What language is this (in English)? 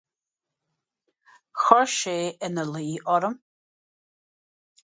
Irish